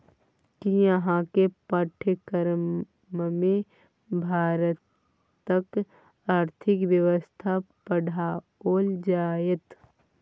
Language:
Maithili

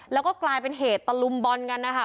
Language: Thai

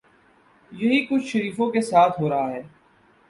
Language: Urdu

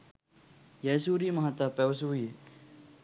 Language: Sinhala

